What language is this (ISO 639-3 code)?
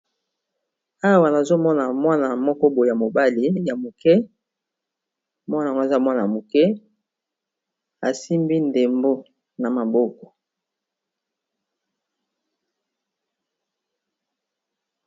lin